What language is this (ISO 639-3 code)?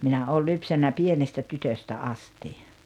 fin